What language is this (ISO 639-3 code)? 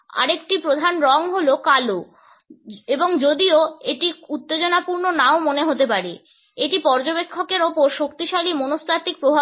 ben